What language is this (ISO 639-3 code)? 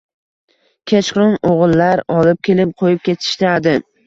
uzb